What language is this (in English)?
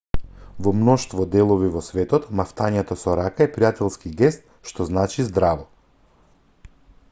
Macedonian